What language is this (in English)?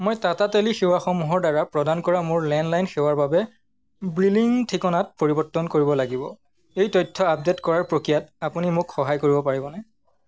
Assamese